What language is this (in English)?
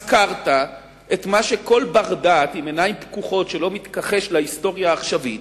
Hebrew